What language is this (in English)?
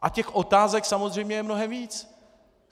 Czech